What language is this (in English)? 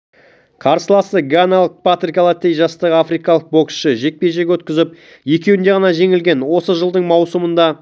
Kazakh